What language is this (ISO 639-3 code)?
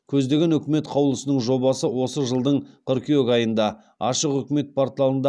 kaz